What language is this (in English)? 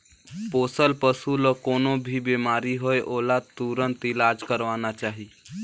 Chhattisgarhi